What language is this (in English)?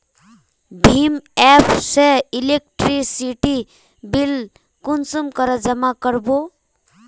Magahi